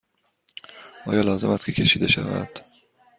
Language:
Persian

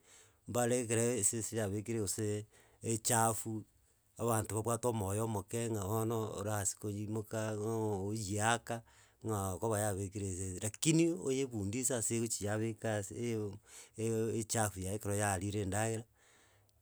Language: Gusii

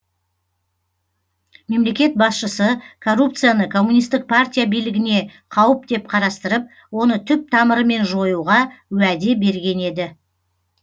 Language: Kazakh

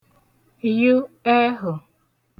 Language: Igbo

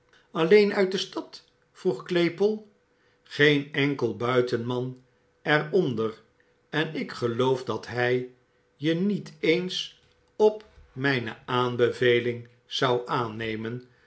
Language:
Dutch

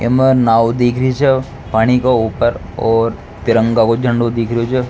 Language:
Rajasthani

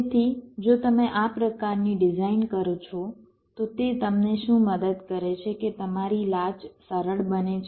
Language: Gujarati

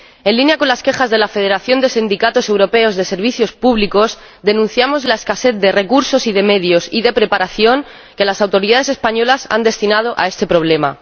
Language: Spanish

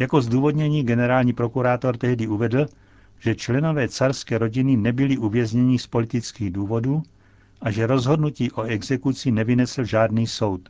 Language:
Czech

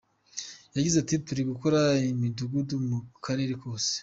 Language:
Kinyarwanda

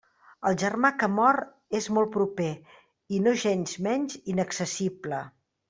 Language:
Catalan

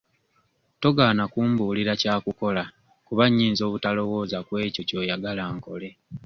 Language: Ganda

